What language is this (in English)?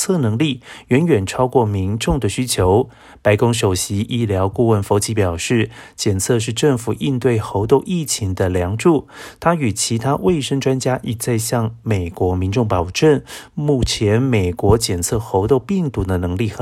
Chinese